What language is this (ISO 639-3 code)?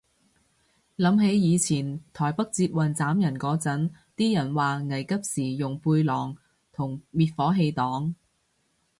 yue